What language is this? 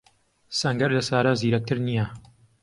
Central Kurdish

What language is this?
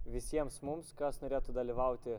Lithuanian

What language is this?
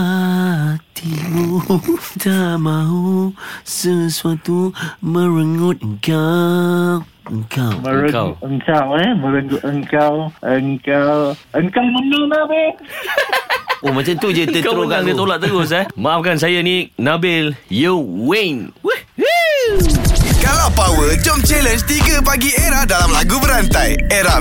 Malay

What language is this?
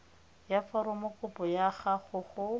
Tswana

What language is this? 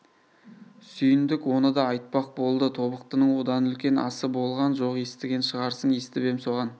Kazakh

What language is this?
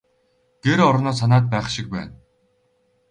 Mongolian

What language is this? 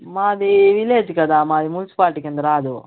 Telugu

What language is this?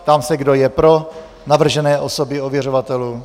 Czech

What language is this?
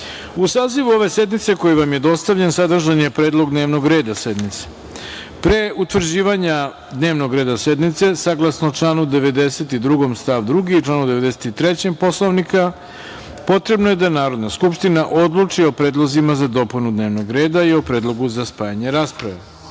Serbian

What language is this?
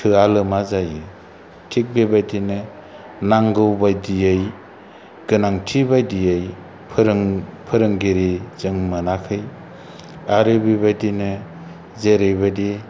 Bodo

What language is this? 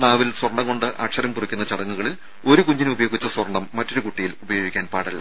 Malayalam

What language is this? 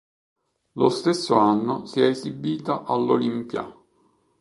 Italian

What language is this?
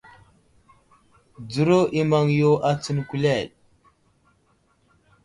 Wuzlam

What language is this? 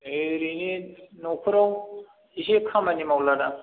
Bodo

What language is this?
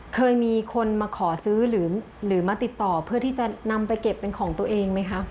Thai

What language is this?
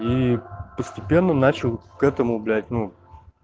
Russian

